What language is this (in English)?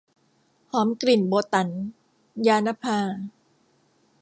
Thai